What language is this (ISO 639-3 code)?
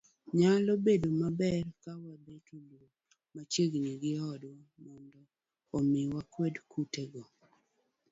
luo